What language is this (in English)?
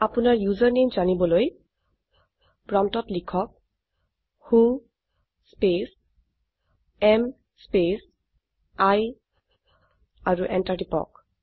Assamese